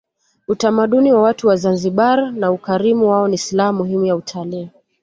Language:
Swahili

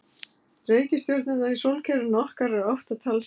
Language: Icelandic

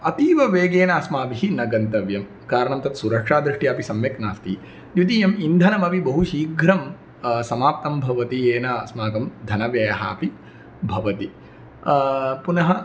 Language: Sanskrit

